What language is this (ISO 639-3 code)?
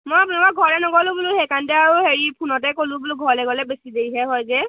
asm